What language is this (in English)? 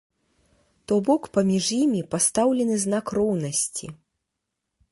Belarusian